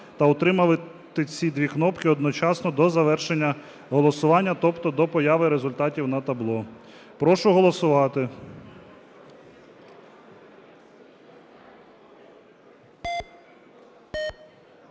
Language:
Ukrainian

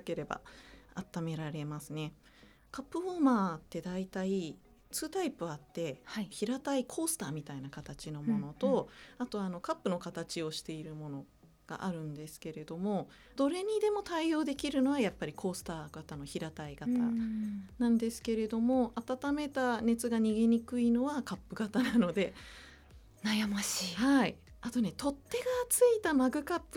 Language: Japanese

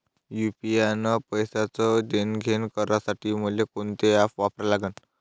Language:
Marathi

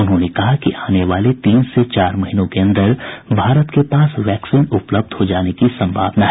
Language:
Hindi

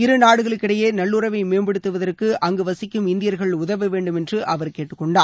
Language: Tamil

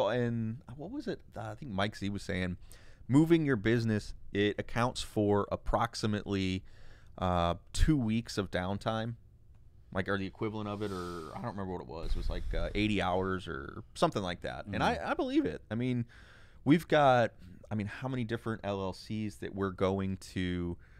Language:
English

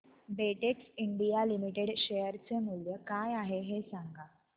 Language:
Marathi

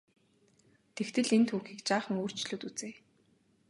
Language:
Mongolian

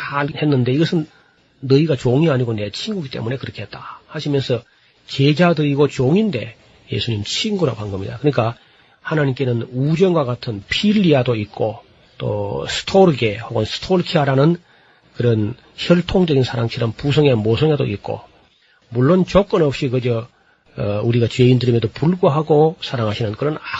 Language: Korean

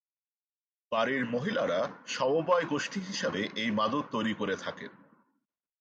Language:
Bangla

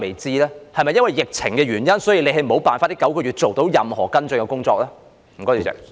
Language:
Cantonese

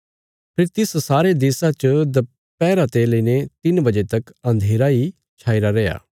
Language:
Bilaspuri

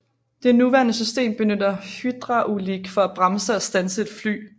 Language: Danish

